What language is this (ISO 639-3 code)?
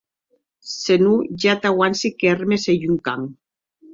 oci